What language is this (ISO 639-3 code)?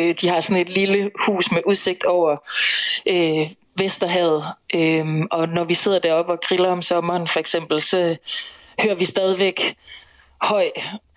dan